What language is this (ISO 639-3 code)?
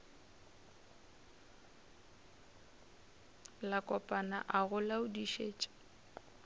nso